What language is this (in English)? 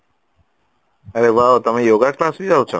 Odia